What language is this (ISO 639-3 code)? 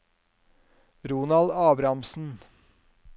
nor